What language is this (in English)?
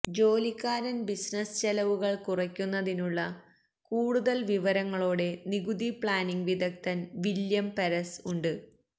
Malayalam